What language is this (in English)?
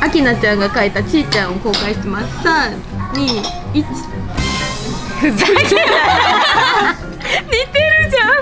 Japanese